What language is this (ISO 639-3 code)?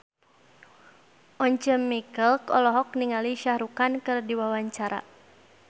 sun